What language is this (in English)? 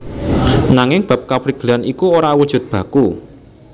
Javanese